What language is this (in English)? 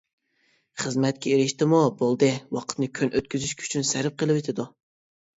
Uyghur